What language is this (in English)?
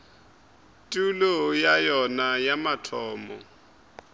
Northern Sotho